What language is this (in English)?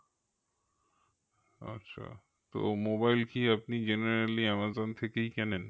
Bangla